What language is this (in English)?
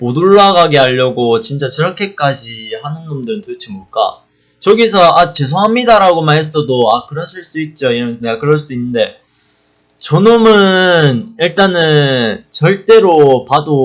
Korean